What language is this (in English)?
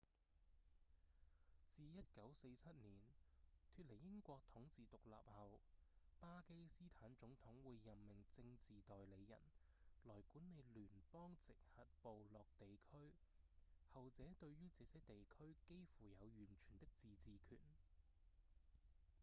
Cantonese